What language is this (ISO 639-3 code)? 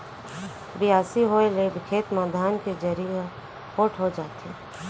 hne